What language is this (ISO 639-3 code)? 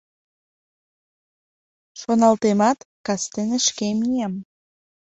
chm